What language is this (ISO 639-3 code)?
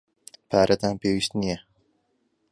ckb